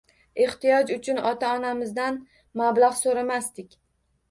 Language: Uzbek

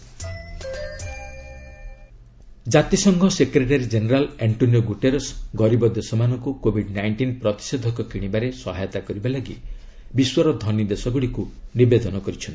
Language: Odia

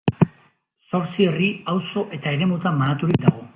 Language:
Basque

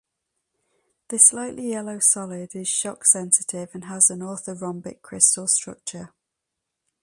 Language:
English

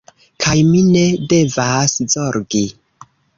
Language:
Esperanto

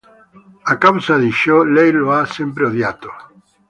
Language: Italian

